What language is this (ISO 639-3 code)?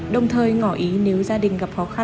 vie